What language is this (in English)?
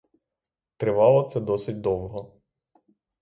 Ukrainian